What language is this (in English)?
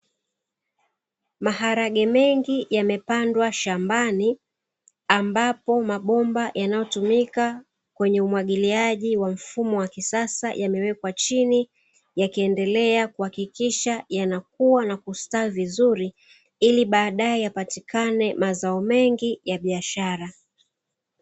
Swahili